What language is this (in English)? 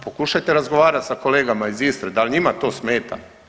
Croatian